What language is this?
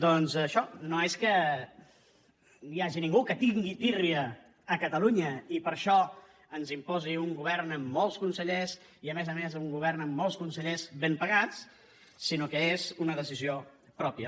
Catalan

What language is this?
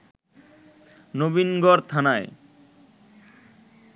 Bangla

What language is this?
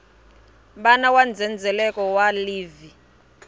Tsonga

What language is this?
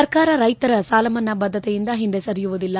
Kannada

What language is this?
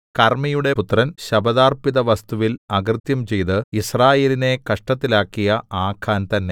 Malayalam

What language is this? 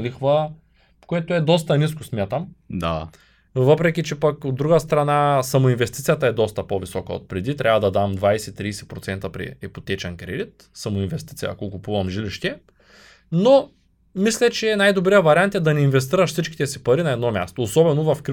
Bulgarian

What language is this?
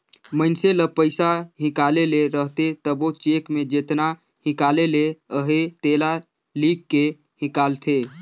Chhattisgarhi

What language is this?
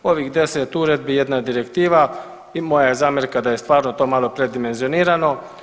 Croatian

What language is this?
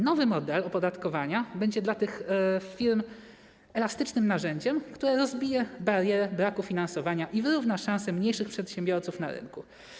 Polish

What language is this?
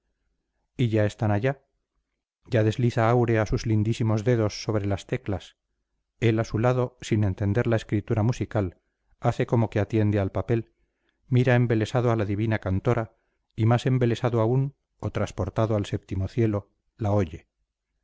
Spanish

